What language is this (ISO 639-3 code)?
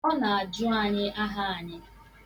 ibo